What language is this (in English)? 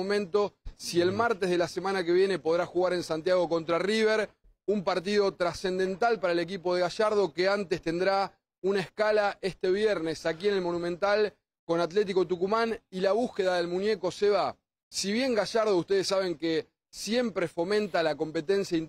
Spanish